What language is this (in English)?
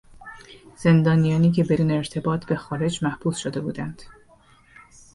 Persian